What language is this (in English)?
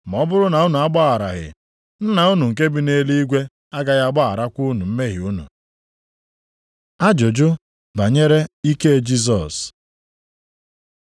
Igbo